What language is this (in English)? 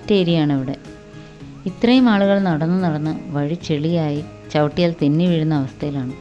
Malayalam